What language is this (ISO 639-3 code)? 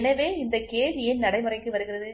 tam